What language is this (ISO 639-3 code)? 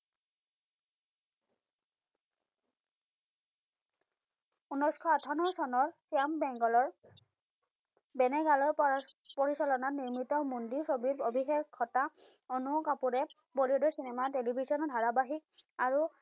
asm